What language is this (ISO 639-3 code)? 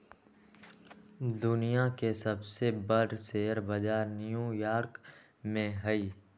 mag